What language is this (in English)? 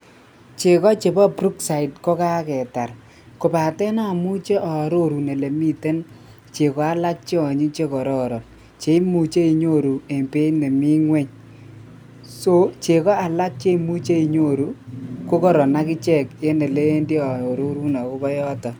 Kalenjin